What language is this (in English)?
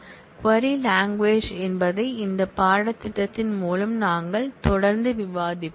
Tamil